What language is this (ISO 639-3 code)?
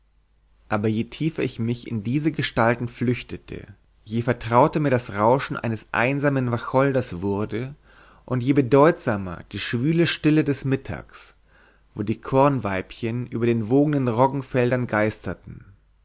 deu